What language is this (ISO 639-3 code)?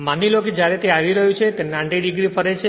guj